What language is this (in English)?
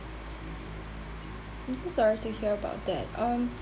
English